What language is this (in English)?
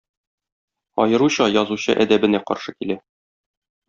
Tatar